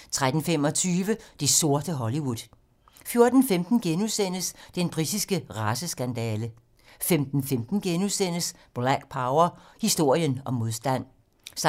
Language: Danish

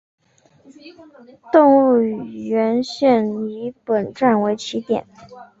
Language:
Chinese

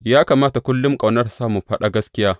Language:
Hausa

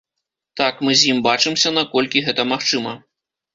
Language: Belarusian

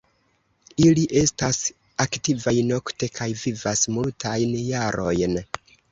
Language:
Esperanto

